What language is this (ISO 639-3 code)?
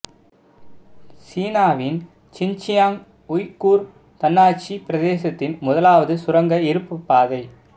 tam